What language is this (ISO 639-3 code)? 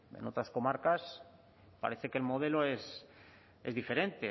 spa